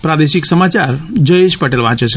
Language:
Gujarati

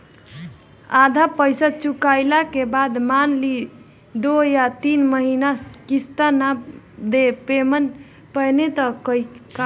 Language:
Bhojpuri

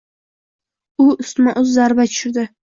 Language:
Uzbek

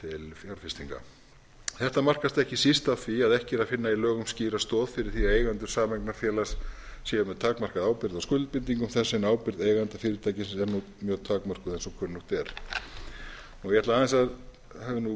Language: Icelandic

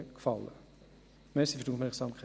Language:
Swiss German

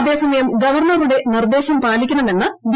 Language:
Malayalam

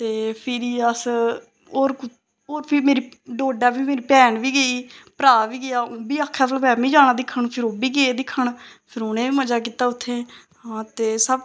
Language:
Dogri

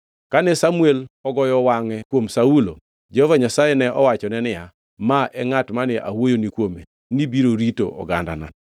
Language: Luo (Kenya and Tanzania)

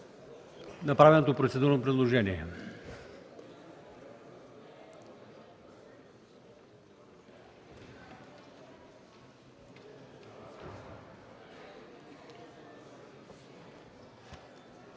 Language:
Bulgarian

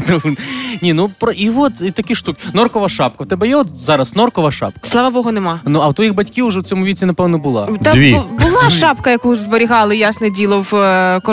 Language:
Ukrainian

